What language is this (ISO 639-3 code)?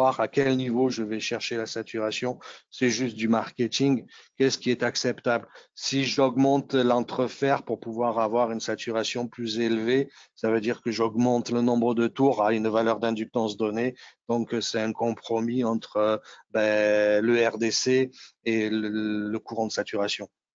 fra